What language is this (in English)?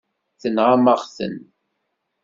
Kabyle